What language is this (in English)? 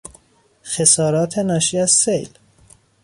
Persian